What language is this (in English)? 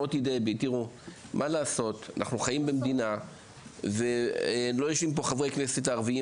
Hebrew